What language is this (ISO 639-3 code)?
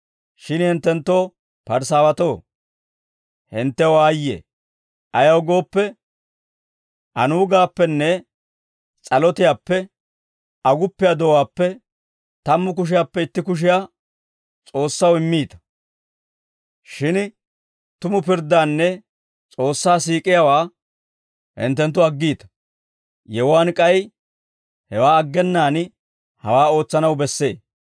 dwr